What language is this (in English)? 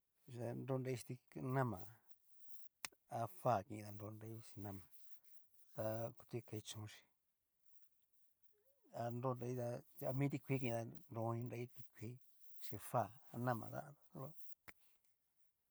Cacaloxtepec Mixtec